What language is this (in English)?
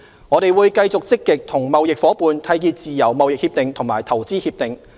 Cantonese